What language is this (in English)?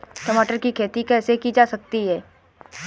Hindi